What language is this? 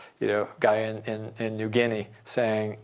English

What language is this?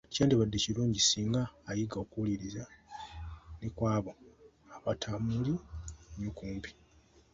Ganda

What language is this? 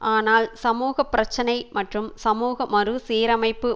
Tamil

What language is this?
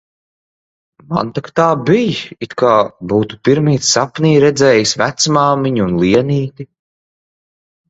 Latvian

